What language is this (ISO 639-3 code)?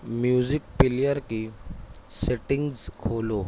urd